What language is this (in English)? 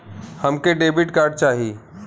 Bhojpuri